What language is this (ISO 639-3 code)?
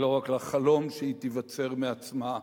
heb